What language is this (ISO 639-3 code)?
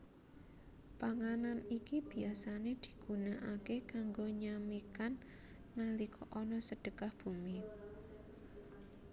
jav